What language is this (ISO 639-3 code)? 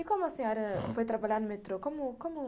por